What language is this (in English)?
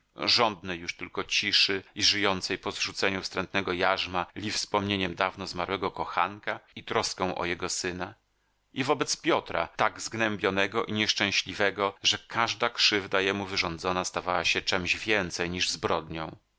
Polish